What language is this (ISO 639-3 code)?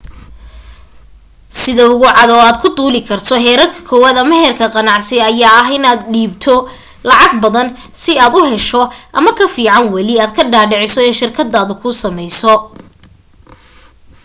som